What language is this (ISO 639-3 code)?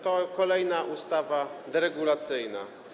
pol